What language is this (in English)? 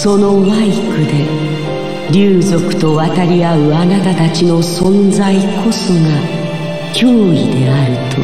Japanese